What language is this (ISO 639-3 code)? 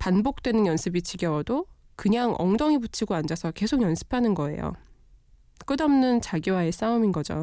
kor